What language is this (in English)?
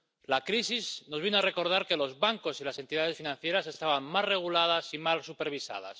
Spanish